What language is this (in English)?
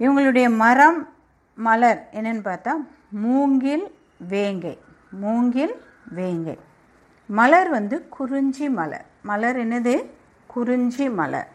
Tamil